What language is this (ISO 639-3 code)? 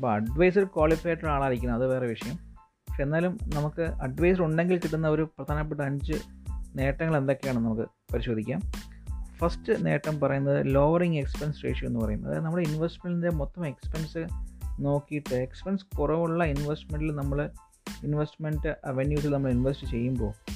mal